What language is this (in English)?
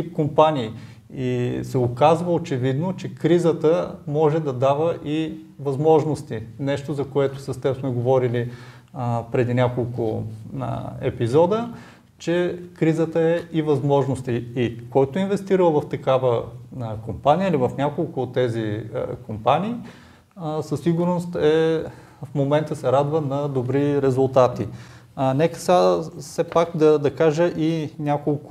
Bulgarian